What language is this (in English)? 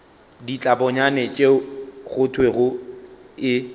Northern Sotho